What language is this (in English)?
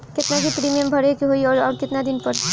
Bhojpuri